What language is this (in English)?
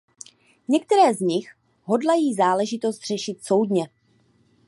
Czech